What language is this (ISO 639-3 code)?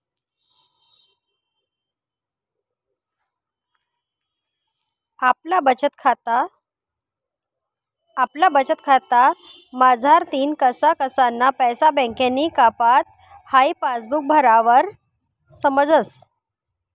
mar